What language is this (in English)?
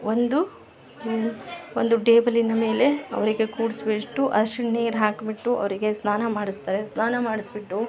Kannada